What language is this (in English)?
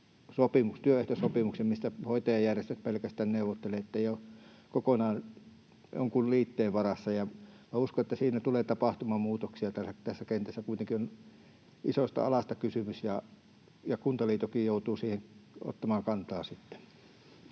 Finnish